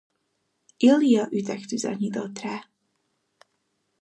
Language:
Hungarian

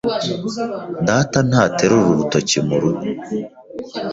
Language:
Kinyarwanda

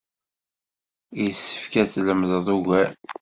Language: Kabyle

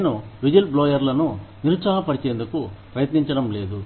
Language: Telugu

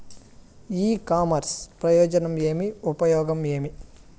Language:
Telugu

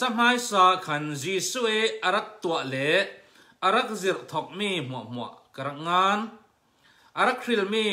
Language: Thai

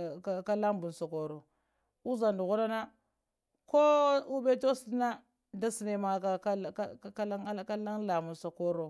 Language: Lamang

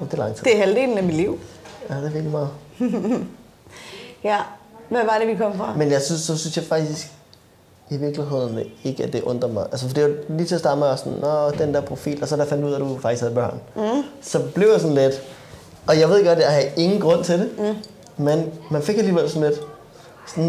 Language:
Danish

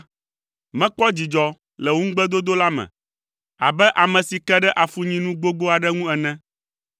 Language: Ewe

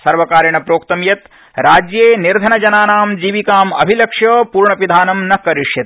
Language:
Sanskrit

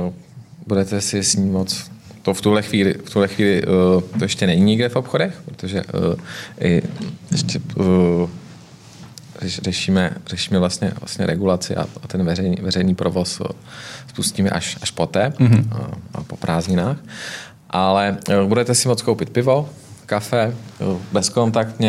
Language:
Czech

